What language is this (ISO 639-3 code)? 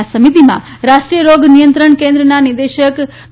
guj